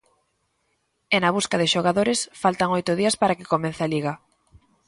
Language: Galician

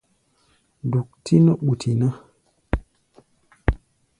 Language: Gbaya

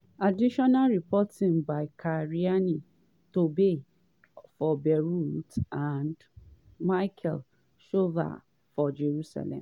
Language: Nigerian Pidgin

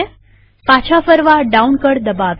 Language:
Gujarati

